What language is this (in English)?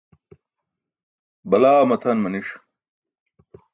Burushaski